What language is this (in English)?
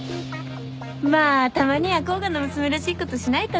Japanese